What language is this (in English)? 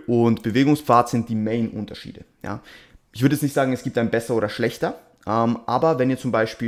German